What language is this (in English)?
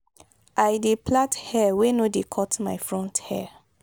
Nigerian Pidgin